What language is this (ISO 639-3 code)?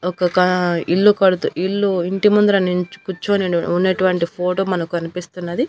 tel